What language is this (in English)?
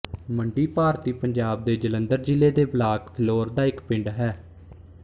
Punjabi